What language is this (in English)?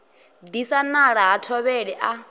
Venda